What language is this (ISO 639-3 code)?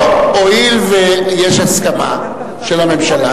heb